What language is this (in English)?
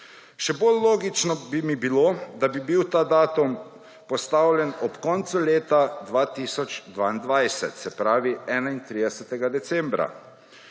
Slovenian